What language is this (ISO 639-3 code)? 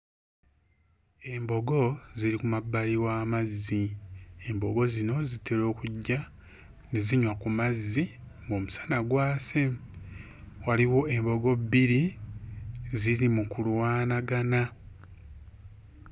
lug